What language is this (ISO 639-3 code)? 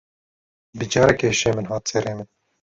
kur